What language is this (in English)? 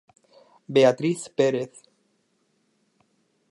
Galician